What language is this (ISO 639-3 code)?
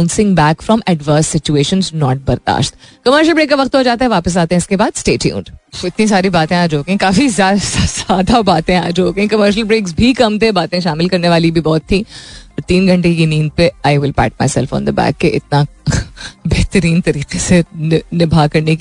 hin